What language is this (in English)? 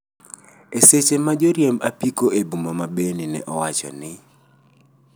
Luo (Kenya and Tanzania)